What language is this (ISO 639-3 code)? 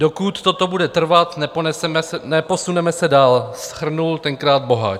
ces